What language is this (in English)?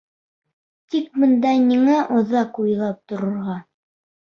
Bashkir